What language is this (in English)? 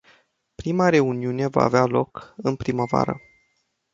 Romanian